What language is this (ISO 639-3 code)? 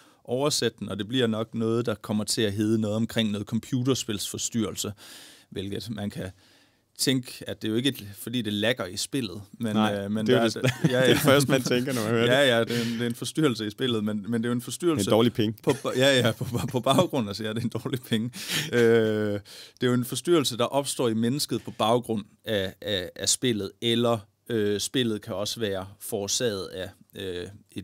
dan